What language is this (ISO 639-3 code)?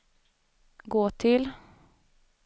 swe